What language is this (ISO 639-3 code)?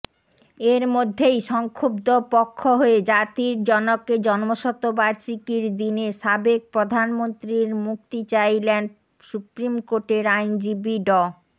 ben